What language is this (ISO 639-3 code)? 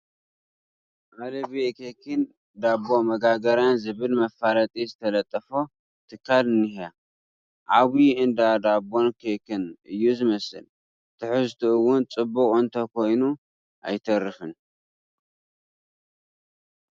tir